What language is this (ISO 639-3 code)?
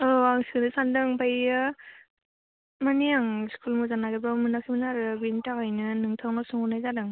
brx